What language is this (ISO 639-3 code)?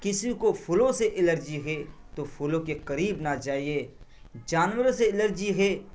urd